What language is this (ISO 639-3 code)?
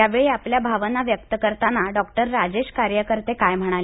mar